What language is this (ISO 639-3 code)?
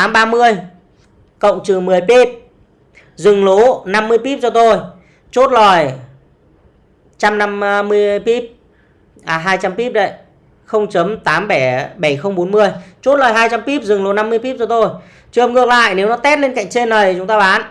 vie